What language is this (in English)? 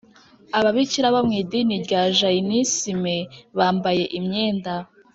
Kinyarwanda